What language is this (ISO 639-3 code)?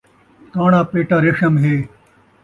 skr